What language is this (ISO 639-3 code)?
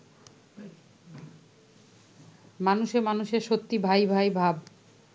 ben